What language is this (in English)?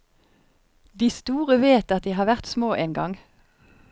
Norwegian